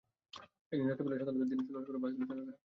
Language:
Bangla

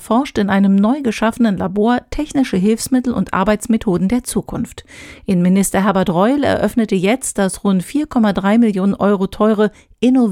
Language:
German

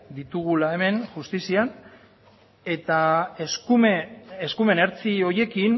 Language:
Basque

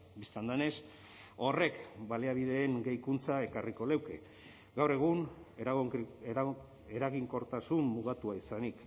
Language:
Basque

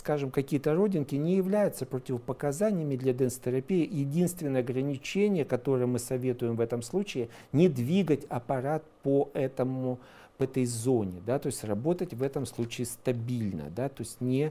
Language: Russian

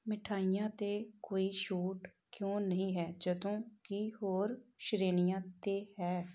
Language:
Punjabi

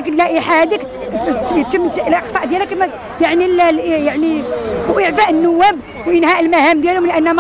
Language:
Arabic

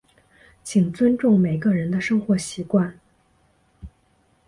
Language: Chinese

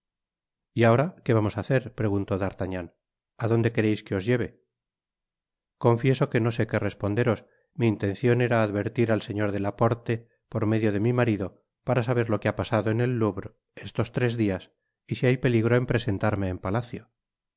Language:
Spanish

